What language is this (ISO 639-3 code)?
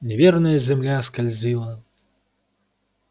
rus